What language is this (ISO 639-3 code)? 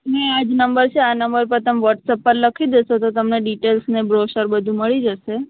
guj